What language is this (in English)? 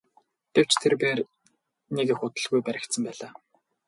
Mongolian